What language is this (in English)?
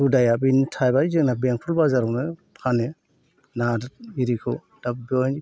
Bodo